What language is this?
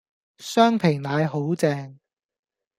Cantonese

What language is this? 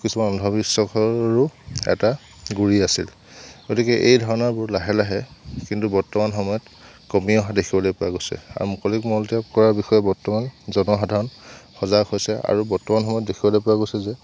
Assamese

